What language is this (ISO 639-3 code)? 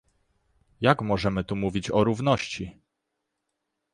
pol